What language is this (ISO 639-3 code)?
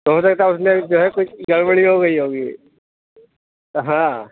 urd